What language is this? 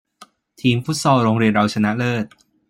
Thai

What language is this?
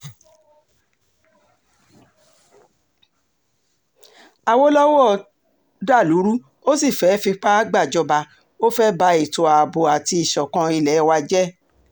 Yoruba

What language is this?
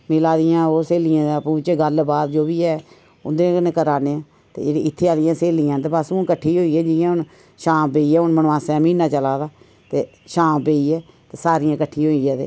Dogri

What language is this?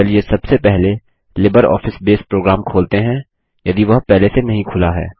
Hindi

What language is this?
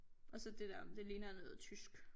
Danish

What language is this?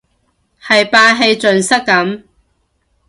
Cantonese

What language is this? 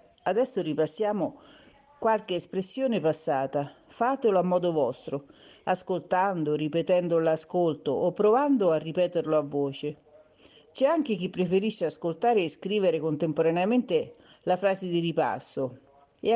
Italian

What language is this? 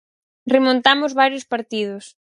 Galician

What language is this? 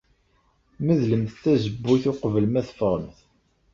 Kabyle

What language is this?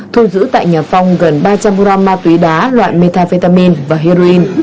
Vietnamese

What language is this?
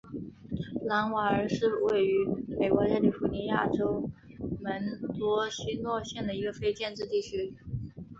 Chinese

